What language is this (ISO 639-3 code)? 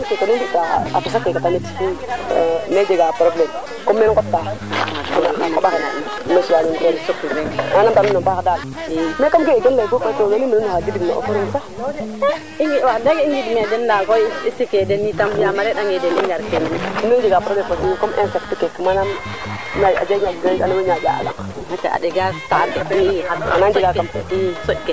srr